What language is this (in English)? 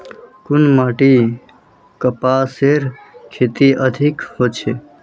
Magahi